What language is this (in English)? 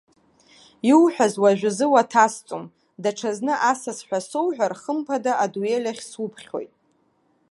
Abkhazian